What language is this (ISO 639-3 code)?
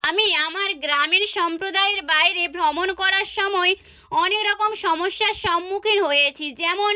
ben